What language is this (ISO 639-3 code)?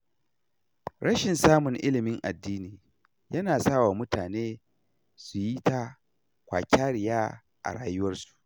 hau